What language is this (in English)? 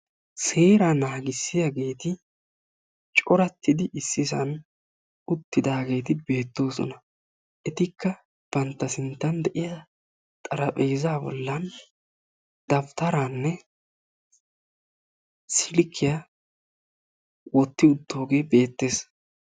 Wolaytta